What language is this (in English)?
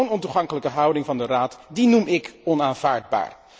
Dutch